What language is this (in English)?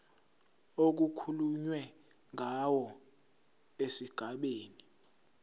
Zulu